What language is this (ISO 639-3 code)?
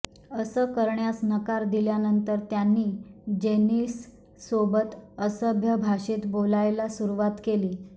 mar